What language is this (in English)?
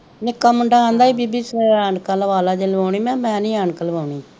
Punjabi